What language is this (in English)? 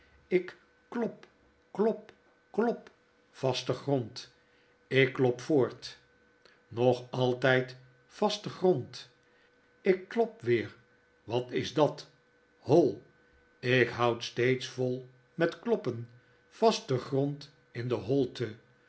Dutch